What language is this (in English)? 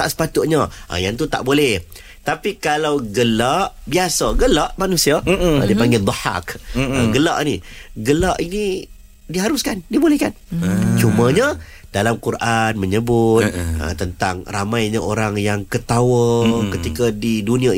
Malay